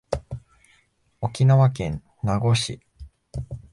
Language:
Japanese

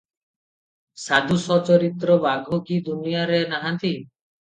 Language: Odia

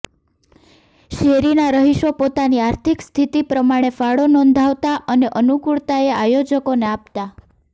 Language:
Gujarati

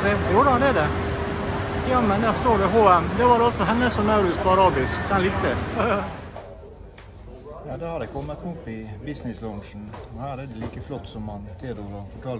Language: Norwegian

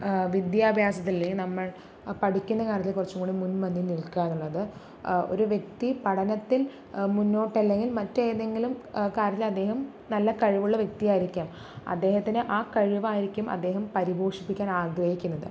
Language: Malayalam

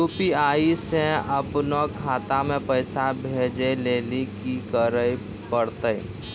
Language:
Maithili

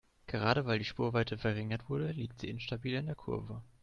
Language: German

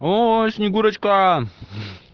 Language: Russian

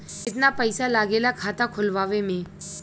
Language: Bhojpuri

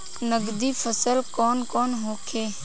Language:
Bhojpuri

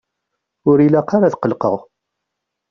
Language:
Kabyle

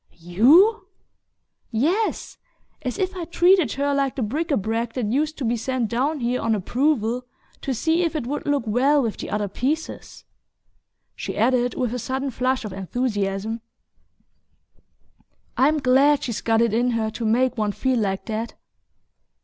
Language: English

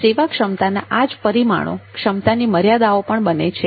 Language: Gujarati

